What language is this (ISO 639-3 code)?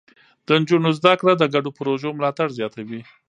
pus